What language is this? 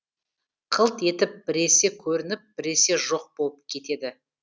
Kazakh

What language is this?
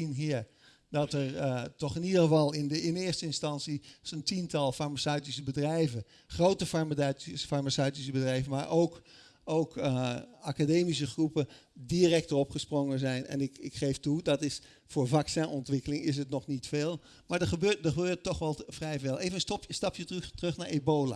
Dutch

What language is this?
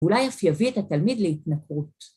Hebrew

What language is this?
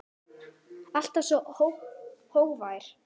Icelandic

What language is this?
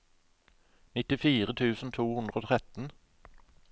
Norwegian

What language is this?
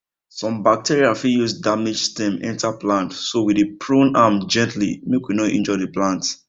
Nigerian Pidgin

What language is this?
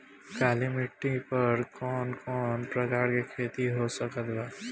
Bhojpuri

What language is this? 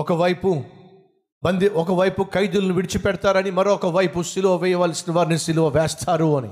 Telugu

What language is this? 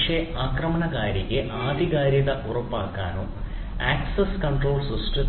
Malayalam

